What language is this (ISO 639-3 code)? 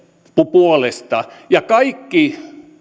fin